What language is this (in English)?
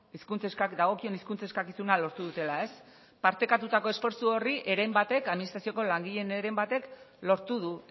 Basque